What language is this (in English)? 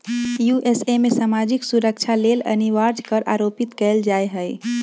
Magahi